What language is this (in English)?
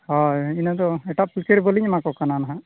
Santali